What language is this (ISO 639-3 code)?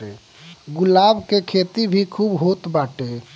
bho